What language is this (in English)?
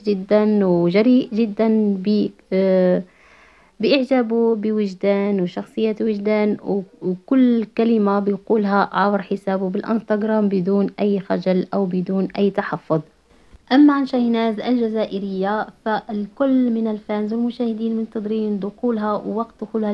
Arabic